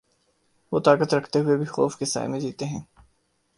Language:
Urdu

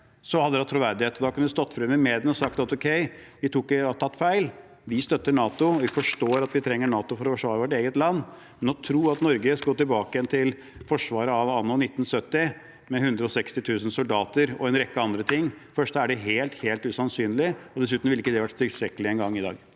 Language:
Norwegian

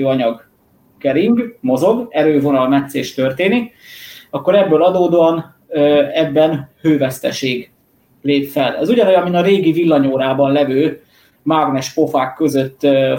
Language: Hungarian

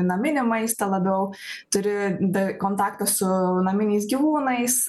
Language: Lithuanian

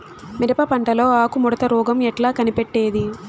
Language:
Telugu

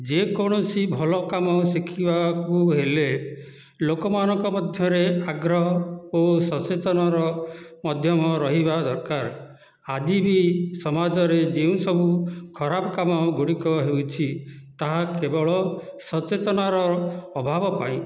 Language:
Odia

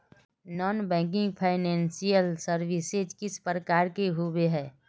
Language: Magahi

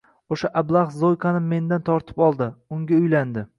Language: Uzbek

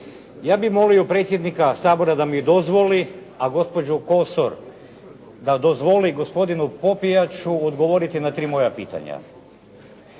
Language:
Croatian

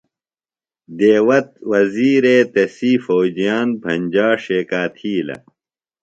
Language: Phalura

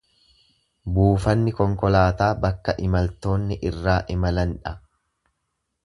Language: Oromo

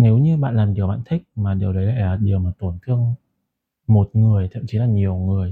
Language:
Vietnamese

